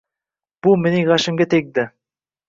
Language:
Uzbek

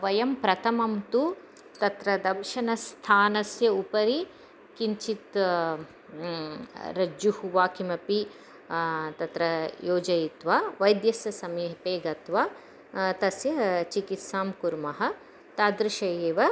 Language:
Sanskrit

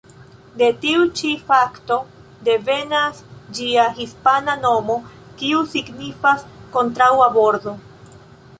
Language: Esperanto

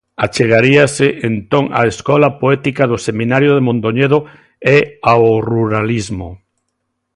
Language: Galician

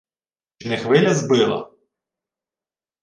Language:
Ukrainian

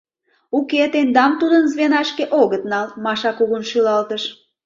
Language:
Mari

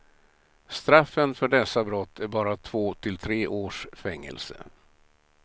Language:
Swedish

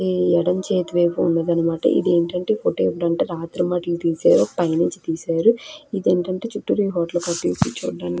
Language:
Telugu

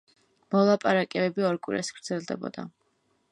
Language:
Georgian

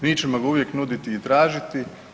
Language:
Croatian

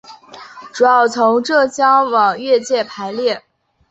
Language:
Chinese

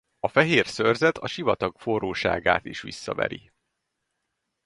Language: Hungarian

